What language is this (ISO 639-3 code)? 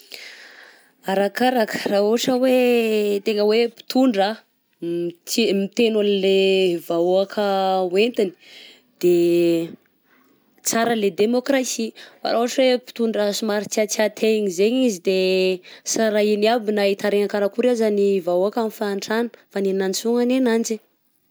bzc